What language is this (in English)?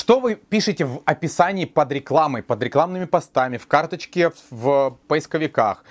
Russian